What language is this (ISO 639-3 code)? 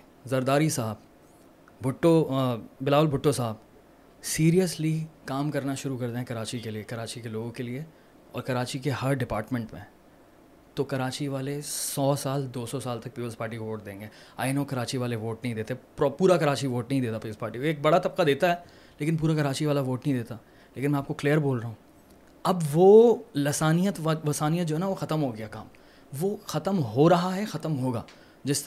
urd